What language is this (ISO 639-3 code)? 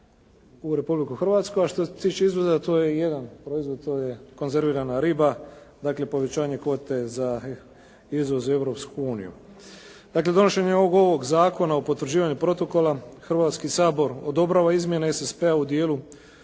hrv